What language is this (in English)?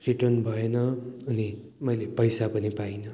Nepali